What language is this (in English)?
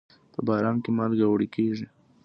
Pashto